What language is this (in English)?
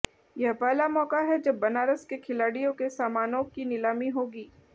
Hindi